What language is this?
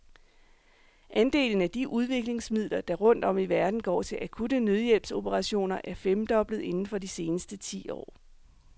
Danish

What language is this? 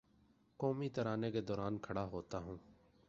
Urdu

